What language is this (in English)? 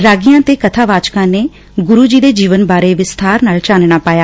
Punjabi